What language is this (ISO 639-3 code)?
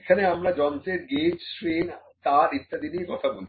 ben